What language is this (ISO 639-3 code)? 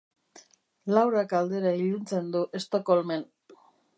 eus